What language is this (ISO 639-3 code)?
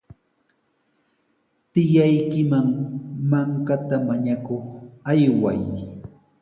qws